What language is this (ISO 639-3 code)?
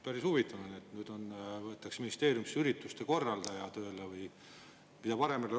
est